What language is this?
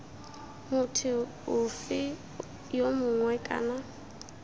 Tswana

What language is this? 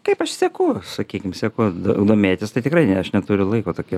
Lithuanian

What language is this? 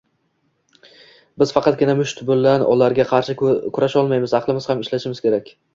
Uzbek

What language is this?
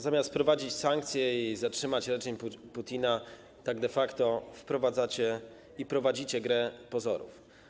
Polish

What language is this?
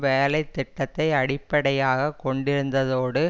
Tamil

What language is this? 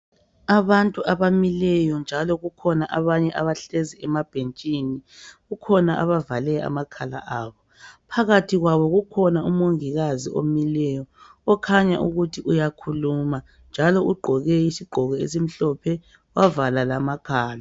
North Ndebele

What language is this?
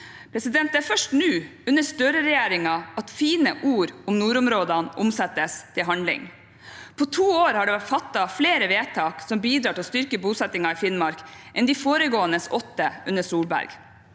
Norwegian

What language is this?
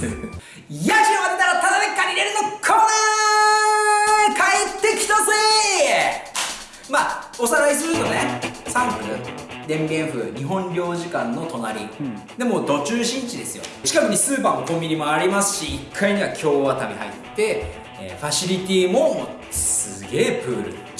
Japanese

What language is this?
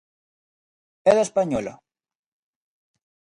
Galician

